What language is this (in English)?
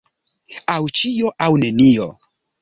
Esperanto